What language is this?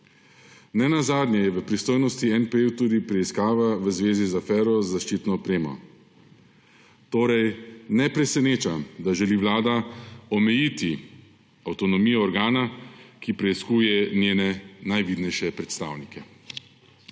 Slovenian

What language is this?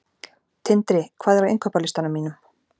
Icelandic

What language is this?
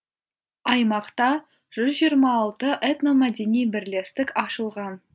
Kazakh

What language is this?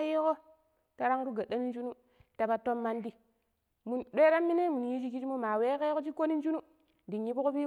Pero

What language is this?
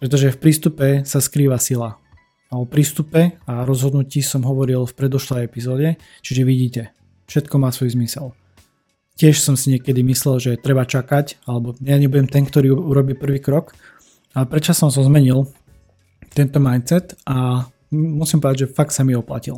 Slovak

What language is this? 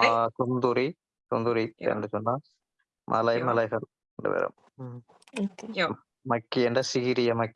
Finnish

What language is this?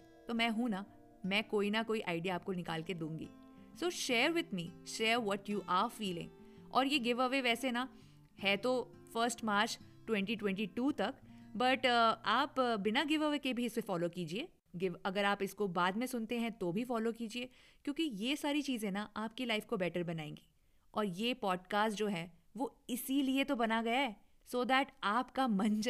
Hindi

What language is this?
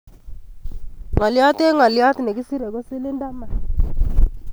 Kalenjin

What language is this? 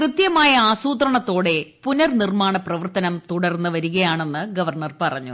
Malayalam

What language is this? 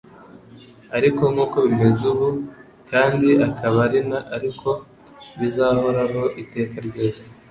Kinyarwanda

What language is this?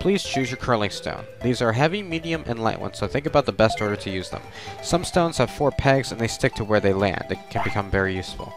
English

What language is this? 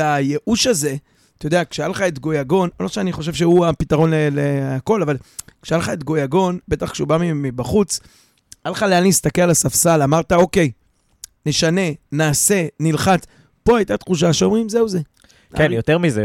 Hebrew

